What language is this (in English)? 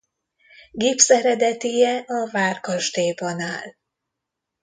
Hungarian